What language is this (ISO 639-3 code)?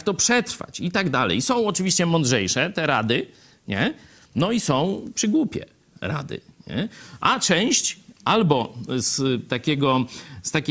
pol